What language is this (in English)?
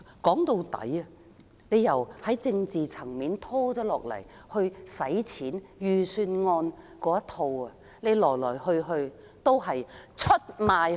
Cantonese